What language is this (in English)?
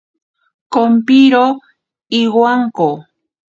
Ashéninka Perené